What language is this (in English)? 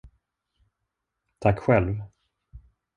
Swedish